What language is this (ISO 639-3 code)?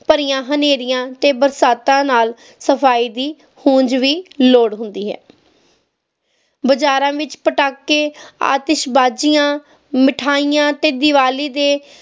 pan